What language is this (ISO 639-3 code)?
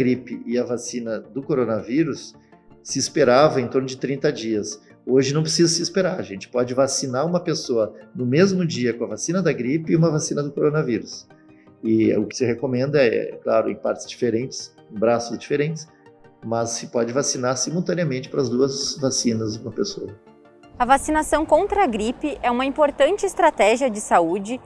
por